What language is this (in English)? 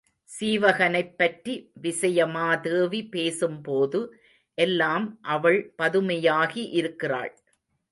Tamil